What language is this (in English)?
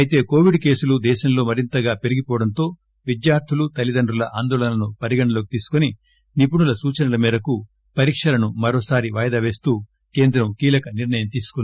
Telugu